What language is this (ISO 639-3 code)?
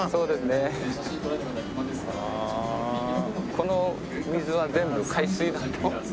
jpn